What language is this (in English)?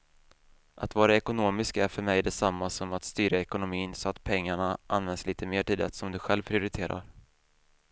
Swedish